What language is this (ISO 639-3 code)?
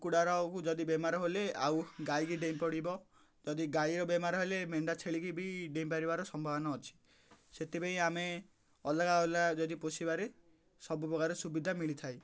ori